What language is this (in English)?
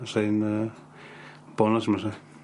Welsh